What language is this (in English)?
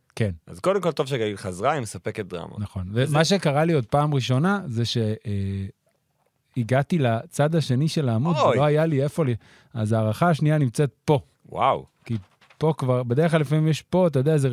Hebrew